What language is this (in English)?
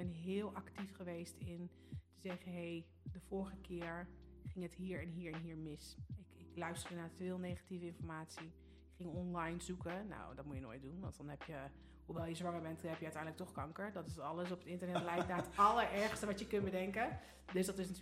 Dutch